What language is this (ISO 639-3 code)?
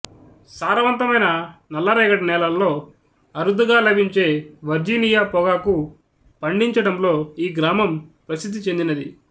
tel